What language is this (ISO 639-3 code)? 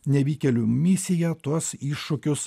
lit